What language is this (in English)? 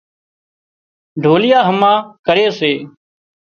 Wadiyara Koli